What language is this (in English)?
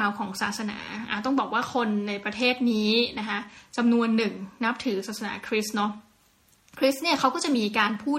Thai